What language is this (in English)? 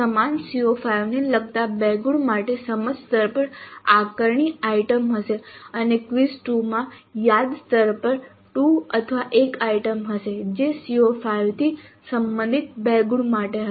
Gujarati